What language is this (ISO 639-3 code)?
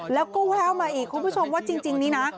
tha